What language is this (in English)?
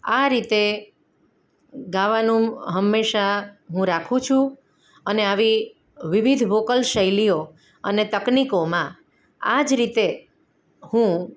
Gujarati